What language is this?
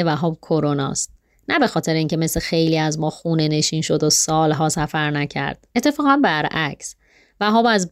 Persian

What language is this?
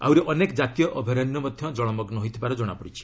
Odia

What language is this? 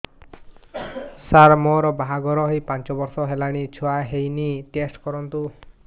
Odia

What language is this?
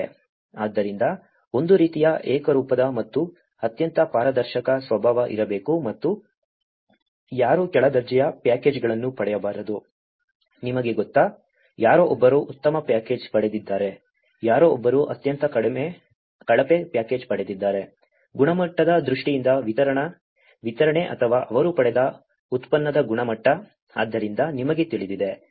Kannada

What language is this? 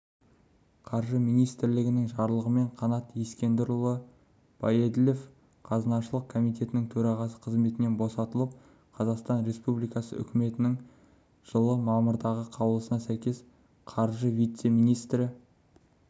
Kazakh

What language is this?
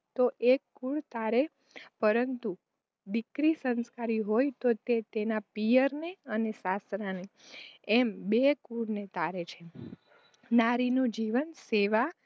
Gujarati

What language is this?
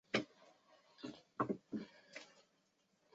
Chinese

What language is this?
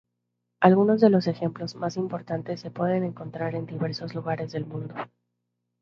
Spanish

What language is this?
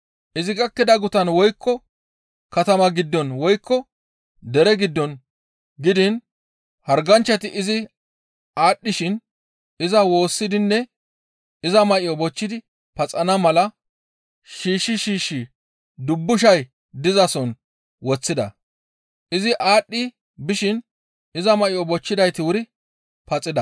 Gamo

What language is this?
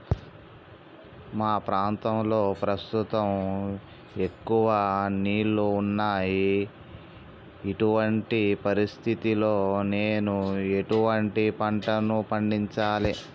Telugu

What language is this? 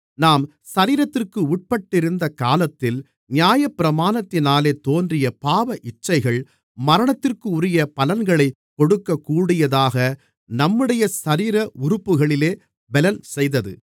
Tamil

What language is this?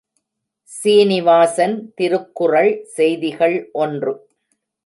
Tamil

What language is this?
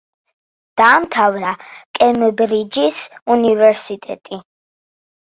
Georgian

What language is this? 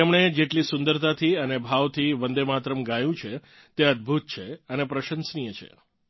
Gujarati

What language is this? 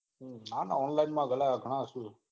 Gujarati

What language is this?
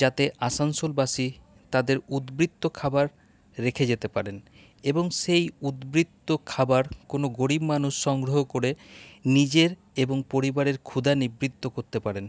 Bangla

